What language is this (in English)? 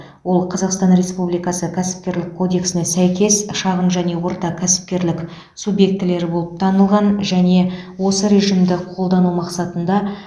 Kazakh